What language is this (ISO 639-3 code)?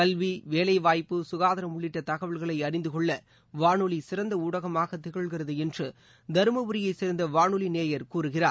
tam